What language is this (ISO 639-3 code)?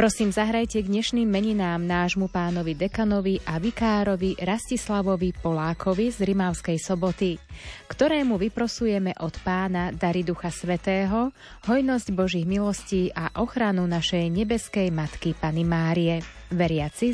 slk